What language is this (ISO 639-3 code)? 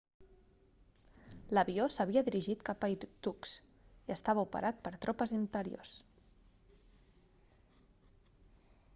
cat